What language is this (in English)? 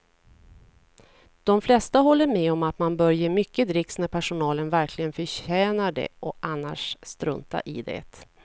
Swedish